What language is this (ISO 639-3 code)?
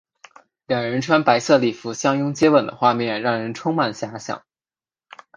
zho